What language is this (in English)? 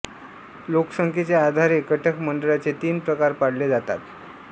Marathi